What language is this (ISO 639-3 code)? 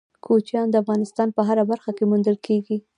pus